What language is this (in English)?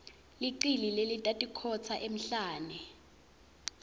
Swati